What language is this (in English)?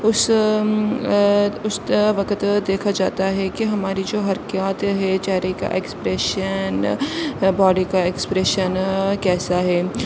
Urdu